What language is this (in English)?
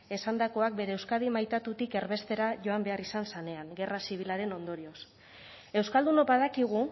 Basque